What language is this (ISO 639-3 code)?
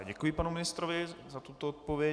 ces